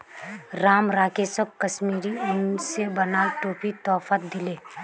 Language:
Magahi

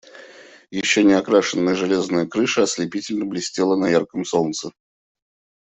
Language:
Russian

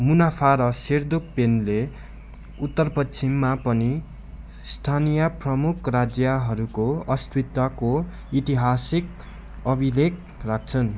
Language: Nepali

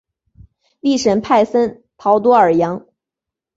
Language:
Chinese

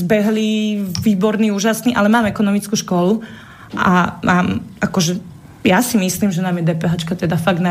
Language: Slovak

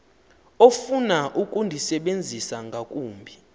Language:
Xhosa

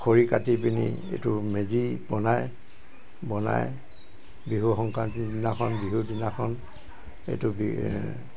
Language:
Assamese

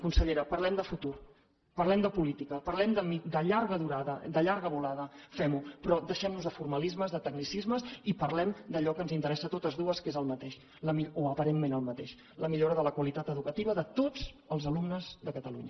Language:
Catalan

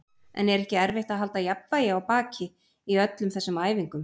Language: Icelandic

